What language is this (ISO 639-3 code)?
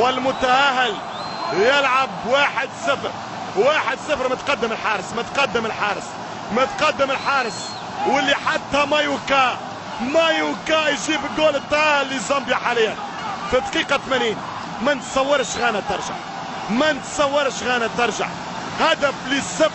ara